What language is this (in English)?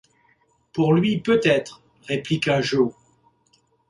French